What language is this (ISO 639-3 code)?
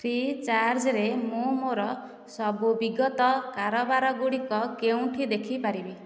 ori